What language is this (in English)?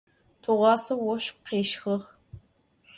Adyghe